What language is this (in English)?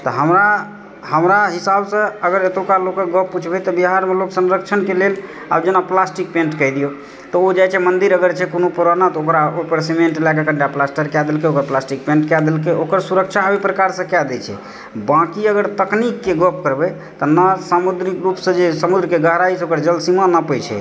Maithili